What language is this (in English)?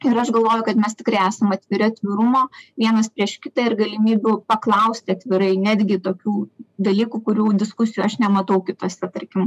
Lithuanian